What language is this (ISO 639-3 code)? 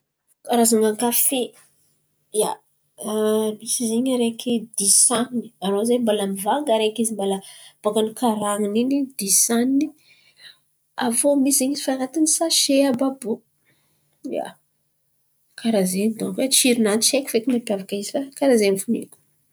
xmv